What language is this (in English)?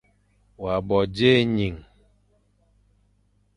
Fang